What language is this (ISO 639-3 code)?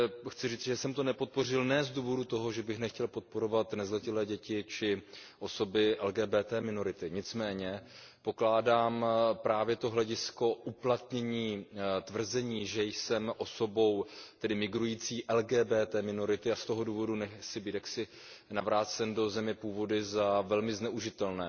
ces